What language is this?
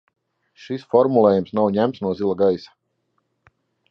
Latvian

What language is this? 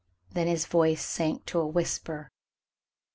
English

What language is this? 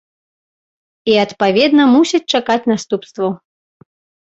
Belarusian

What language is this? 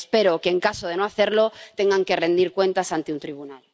Spanish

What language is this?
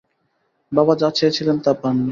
Bangla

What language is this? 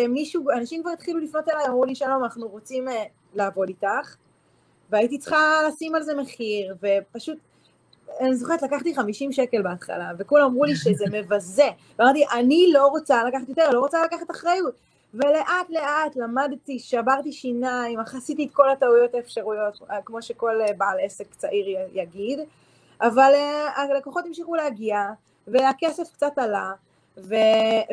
Hebrew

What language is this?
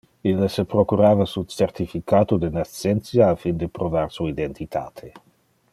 Interlingua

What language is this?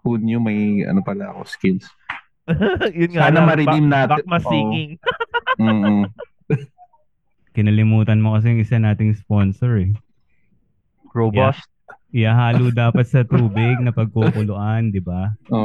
Filipino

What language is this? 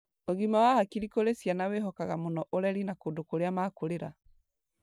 Kikuyu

